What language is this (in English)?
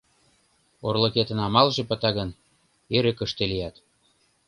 Mari